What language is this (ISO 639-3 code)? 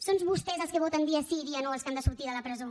cat